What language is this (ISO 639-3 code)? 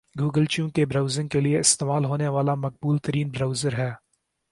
urd